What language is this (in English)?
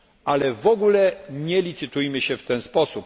Polish